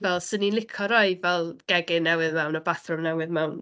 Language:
Welsh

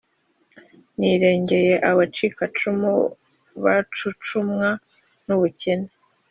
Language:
Kinyarwanda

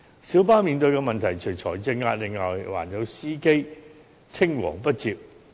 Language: Cantonese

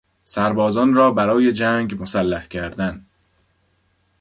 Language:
Persian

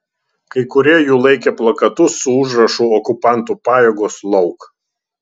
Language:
Lithuanian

